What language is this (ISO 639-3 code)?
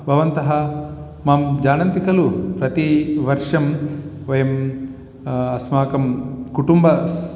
san